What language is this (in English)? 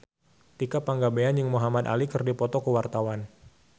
Sundanese